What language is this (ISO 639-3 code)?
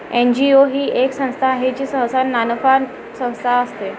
mar